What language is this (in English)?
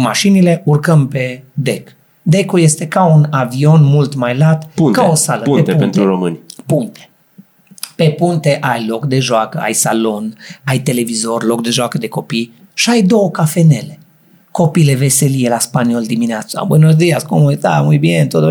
Romanian